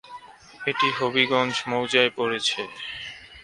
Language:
Bangla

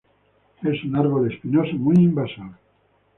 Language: Spanish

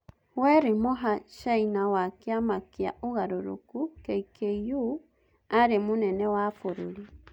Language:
Kikuyu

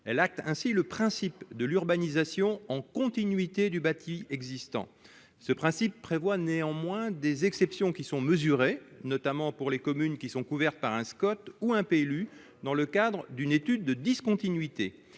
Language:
French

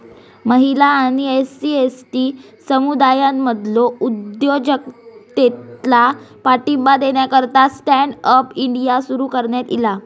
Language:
Marathi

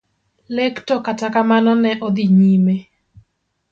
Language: Luo (Kenya and Tanzania)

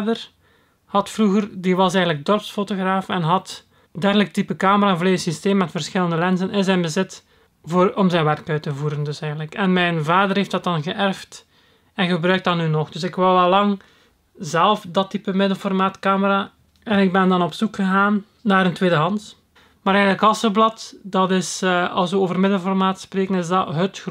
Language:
Dutch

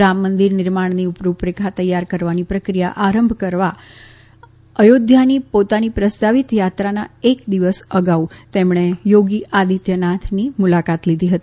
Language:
Gujarati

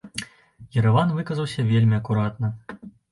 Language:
Belarusian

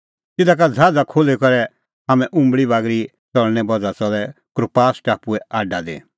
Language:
Kullu Pahari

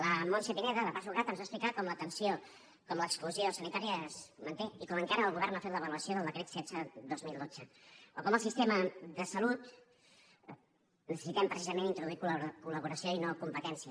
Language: Catalan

